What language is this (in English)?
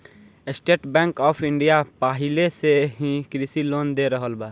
Bhojpuri